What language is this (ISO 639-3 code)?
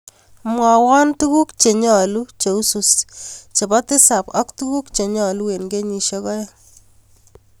kln